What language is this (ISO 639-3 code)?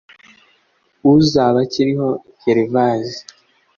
kin